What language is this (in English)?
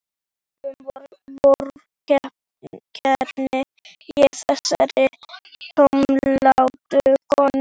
Icelandic